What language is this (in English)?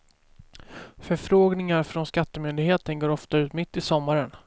Swedish